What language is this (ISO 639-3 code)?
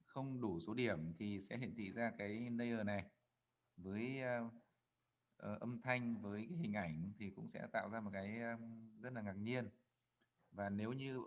vie